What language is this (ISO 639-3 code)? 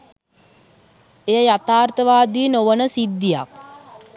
sin